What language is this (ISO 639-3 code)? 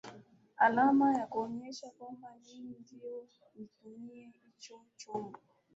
swa